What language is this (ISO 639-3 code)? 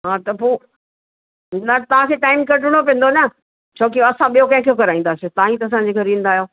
snd